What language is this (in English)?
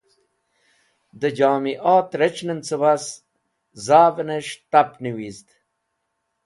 Wakhi